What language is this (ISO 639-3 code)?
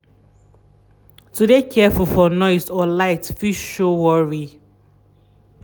pcm